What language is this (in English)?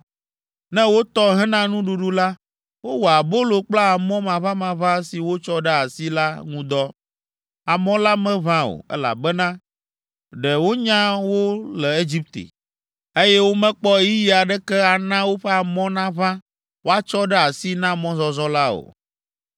Ewe